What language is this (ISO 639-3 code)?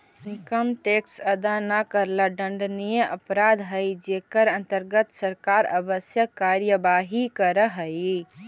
mag